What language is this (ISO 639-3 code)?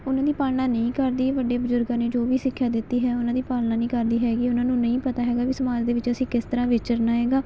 pan